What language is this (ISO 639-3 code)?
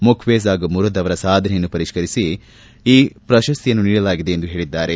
kan